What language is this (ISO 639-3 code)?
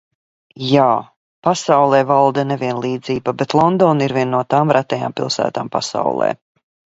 lav